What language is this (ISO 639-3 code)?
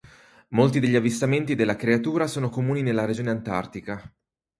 ita